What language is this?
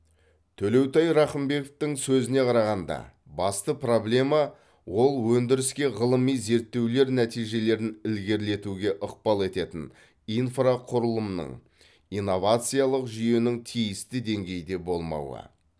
Kazakh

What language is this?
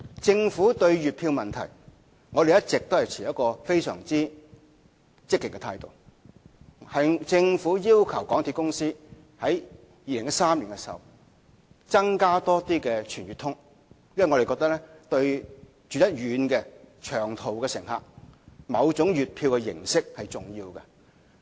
Cantonese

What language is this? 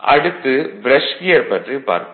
Tamil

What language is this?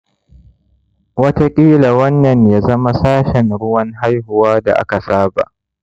Hausa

